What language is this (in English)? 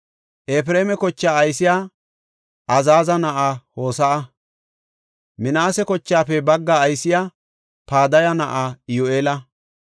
Gofa